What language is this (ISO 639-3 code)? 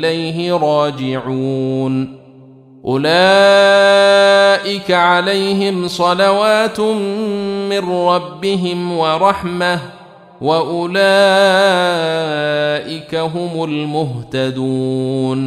ara